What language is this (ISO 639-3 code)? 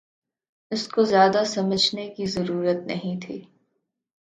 urd